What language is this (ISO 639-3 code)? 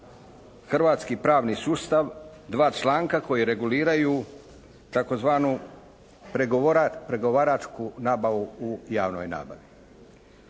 hrv